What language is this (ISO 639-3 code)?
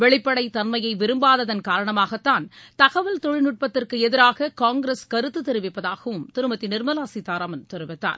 tam